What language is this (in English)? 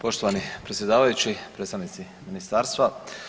Croatian